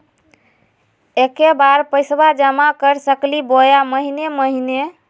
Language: Magahi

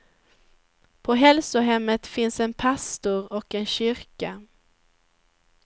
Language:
Swedish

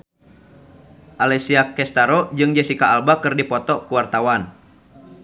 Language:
Sundanese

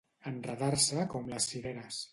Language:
Catalan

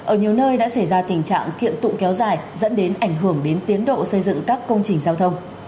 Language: Vietnamese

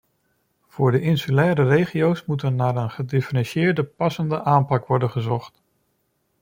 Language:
Dutch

